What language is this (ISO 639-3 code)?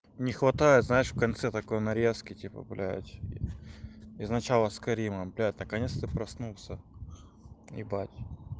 rus